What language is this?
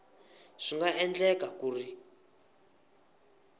Tsonga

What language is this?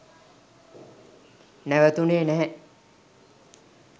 Sinhala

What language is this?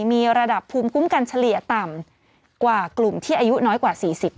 Thai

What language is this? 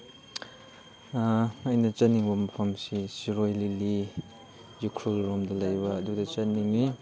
Manipuri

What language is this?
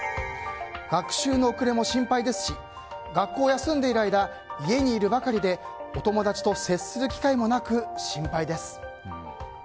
Japanese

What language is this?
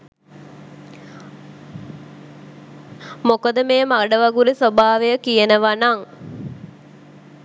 Sinhala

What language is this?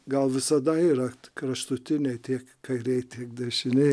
Lithuanian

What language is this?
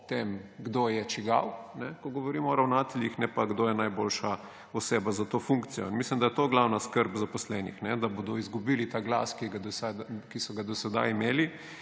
Slovenian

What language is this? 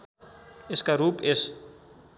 Nepali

